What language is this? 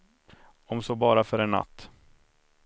Swedish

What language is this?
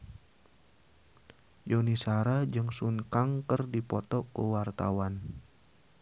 Sundanese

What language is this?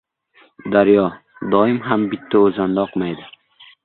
Uzbek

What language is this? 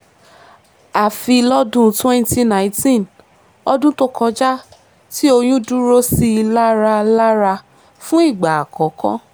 Yoruba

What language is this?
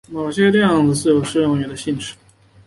Chinese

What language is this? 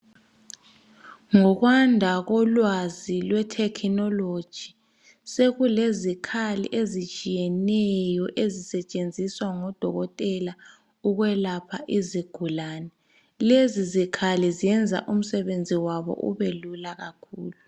North Ndebele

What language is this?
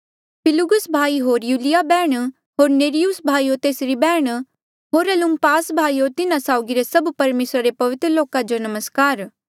Mandeali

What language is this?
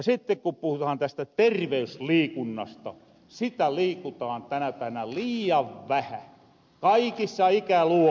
Finnish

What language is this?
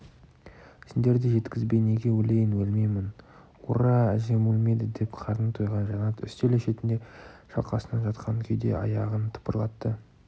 Kazakh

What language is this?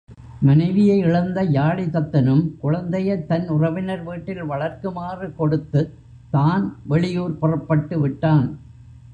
Tamil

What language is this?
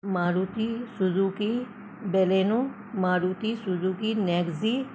Urdu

